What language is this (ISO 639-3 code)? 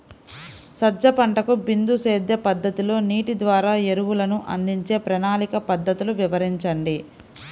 tel